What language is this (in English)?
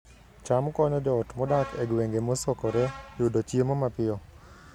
Luo (Kenya and Tanzania)